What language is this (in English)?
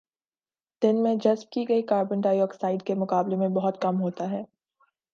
Urdu